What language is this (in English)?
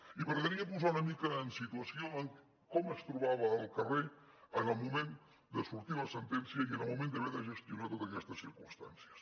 Catalan